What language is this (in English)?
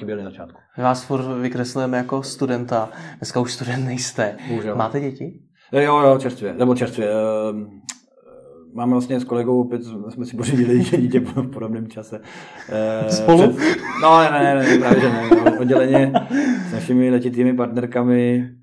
Czech